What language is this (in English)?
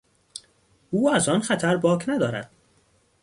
Persian